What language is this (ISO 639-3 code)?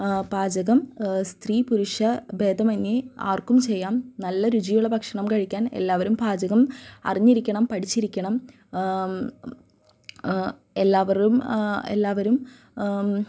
mal